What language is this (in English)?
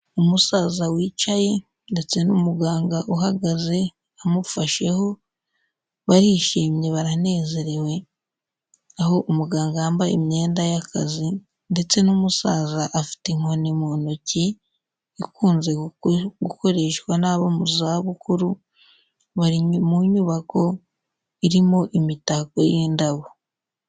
Kinyarwanda